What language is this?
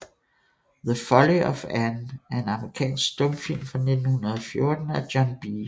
Danish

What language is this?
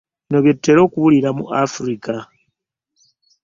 Ganda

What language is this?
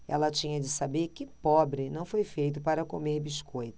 Portuguese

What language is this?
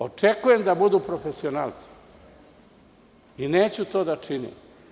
Serbian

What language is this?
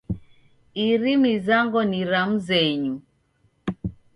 Taita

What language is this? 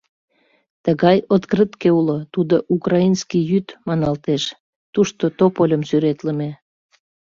Mari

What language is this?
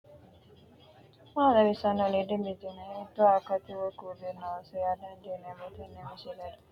Sidamo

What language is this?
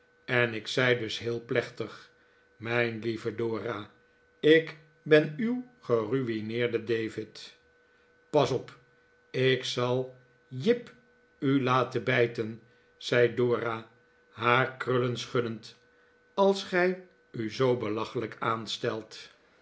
Dutch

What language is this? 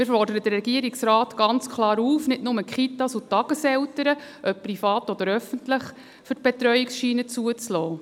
Swiss German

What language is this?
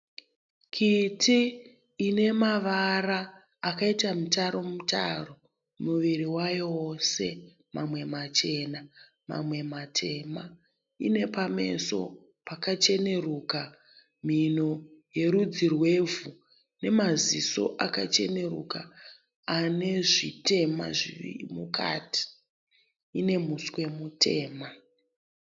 Shona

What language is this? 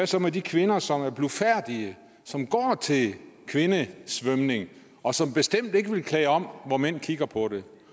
Danish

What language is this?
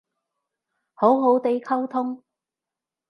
Cantonese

